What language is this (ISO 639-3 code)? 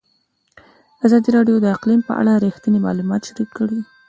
pus